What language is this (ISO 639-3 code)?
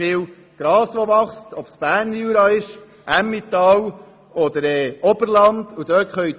gsw